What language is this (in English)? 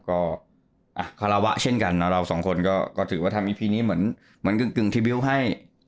Thai